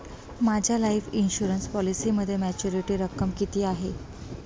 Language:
Marathi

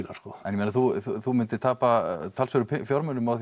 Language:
Icelandic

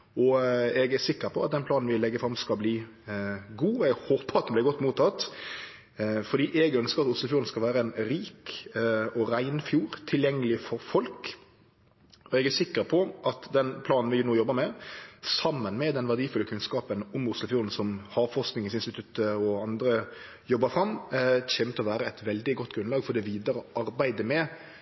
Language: Norwegian Nynorsk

